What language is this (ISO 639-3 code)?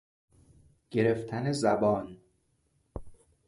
fas